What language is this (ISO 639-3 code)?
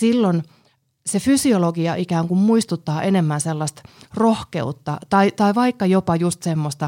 fin